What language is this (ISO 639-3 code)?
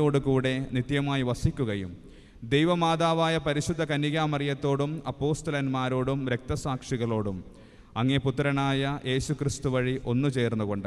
mal